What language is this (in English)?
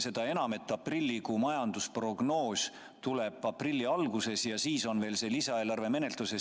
Estonian